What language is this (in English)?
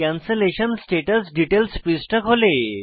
Bangla